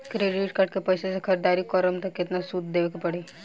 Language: Bhojpuri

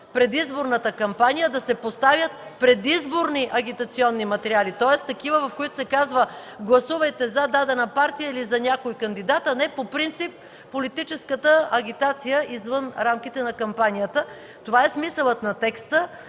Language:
Bulgarian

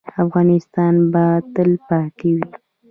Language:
Pashto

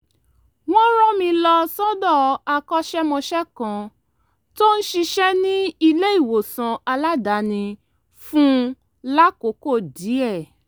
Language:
Yoruba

